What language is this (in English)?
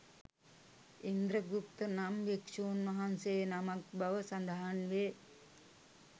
Sinhala